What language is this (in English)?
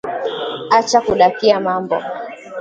Swahili